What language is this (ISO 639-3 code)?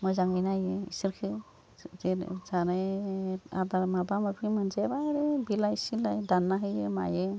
brx